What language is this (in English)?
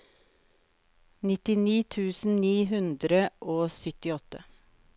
Norwegian